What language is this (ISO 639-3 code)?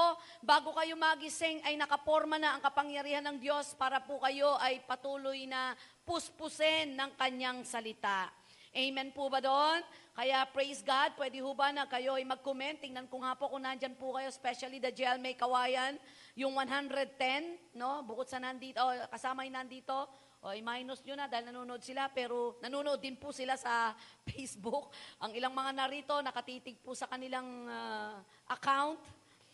fil